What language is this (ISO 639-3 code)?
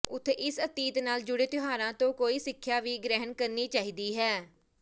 pan